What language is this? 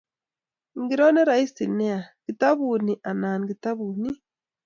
Kalenjin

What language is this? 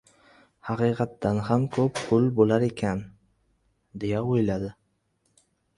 Uzbek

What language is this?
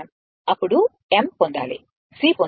Telugu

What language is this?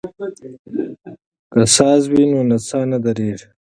Pashto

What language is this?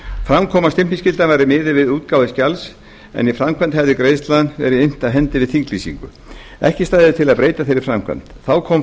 Icelandic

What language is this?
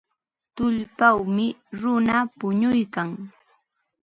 Ambo-Pasco Quechua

